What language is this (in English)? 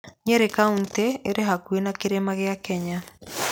Kikuyu